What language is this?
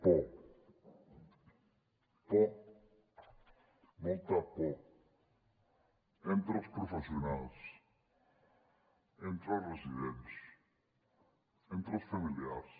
Catalan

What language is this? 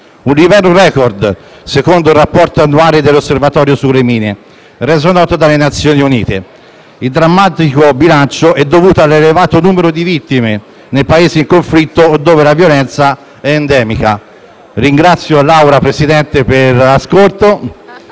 Italian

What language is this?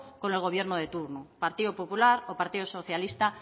Spanish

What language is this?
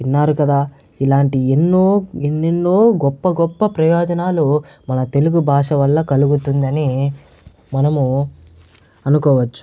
Telugu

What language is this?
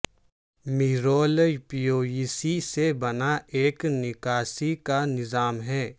Urdu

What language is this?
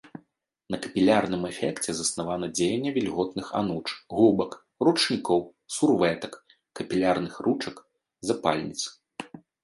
Belarusian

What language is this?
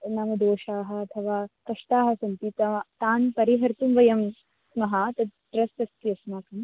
Sanskrit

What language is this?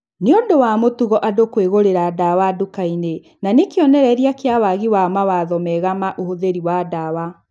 Kikuyu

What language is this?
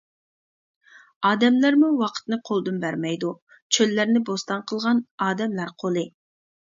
Uyghur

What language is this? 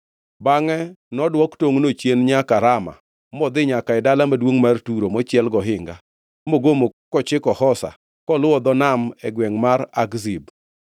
Luo (Kenya and Tanzania)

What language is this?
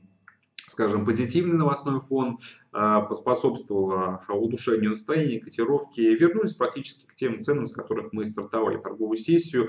Russian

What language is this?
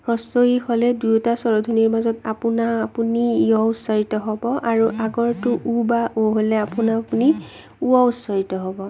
Assamese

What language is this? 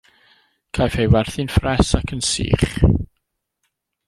Welsh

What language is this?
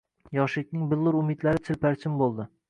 Uzbek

